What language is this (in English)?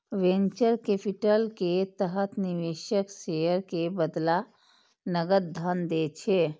Maithili